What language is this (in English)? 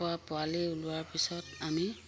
Assamese